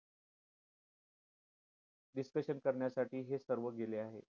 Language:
Marathi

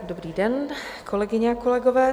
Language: Czech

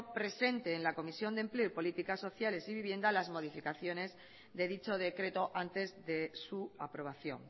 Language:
Spanish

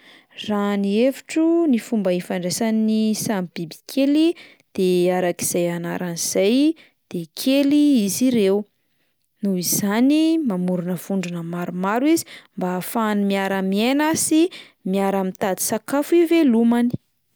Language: Malagasy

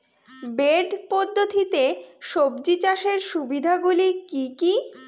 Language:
Bangla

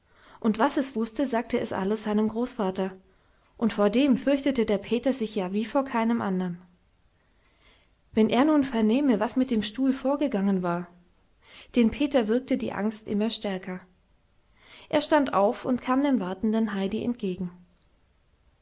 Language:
German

